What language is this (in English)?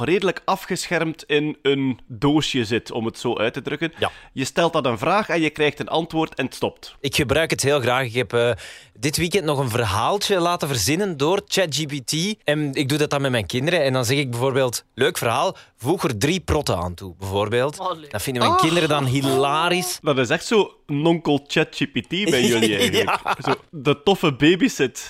Dutch